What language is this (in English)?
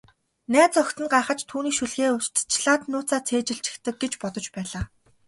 Mongolian